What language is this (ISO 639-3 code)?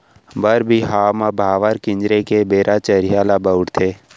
hne